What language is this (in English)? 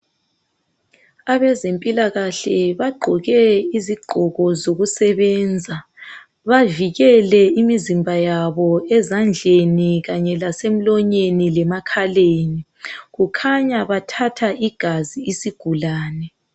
North Ndebele